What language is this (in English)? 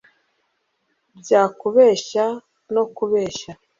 Kinyarwanda